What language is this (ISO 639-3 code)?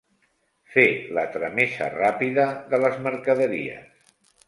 cat